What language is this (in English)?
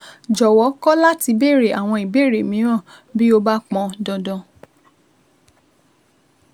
Yoruba